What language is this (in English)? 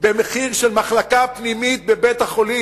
Hebrew